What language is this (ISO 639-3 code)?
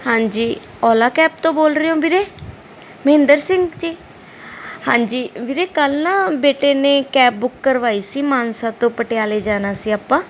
pan